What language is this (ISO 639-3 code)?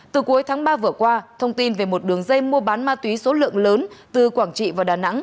vie